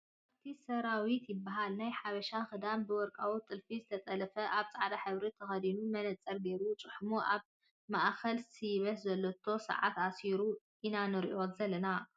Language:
Tigrinya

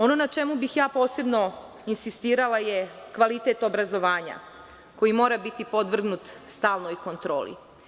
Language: Serbian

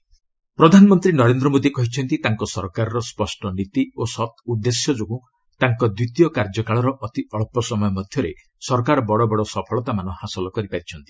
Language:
Odia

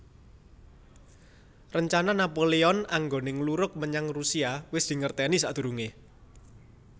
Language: Javanese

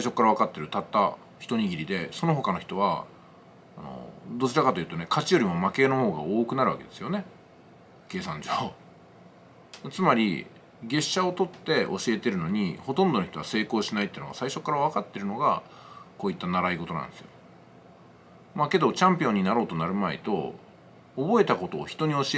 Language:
Japanese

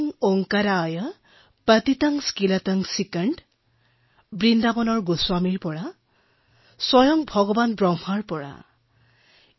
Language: Assamese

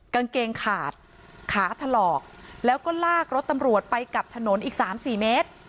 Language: Thai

